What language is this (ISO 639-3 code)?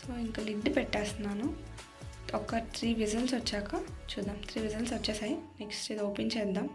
tel